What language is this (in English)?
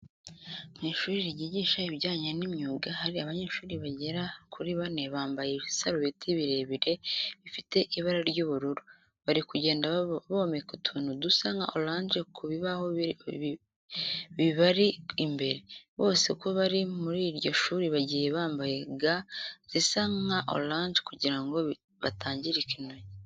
Kinyarwanda